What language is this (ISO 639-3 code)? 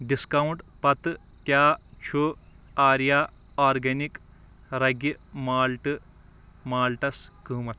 kas